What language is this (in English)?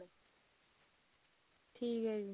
Punjabi